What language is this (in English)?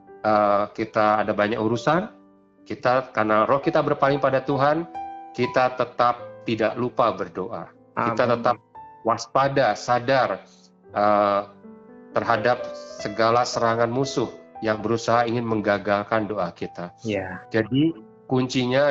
Indonesian